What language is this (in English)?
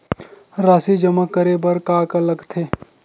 Chhattisgarhi